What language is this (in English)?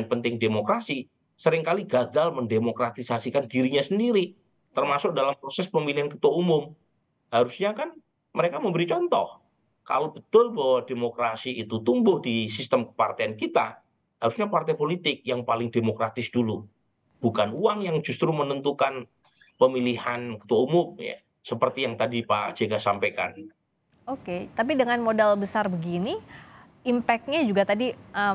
Indonesian